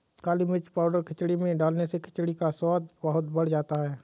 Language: Hindi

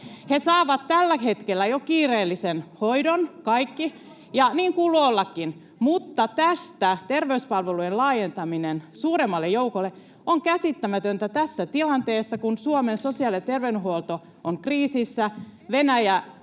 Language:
Finnish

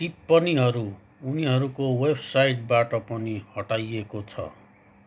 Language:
Nepali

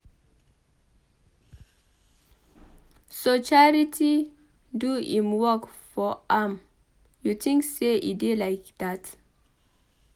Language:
Nigerian Pidgin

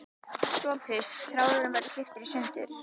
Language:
Icelandic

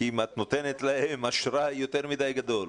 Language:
Hebrew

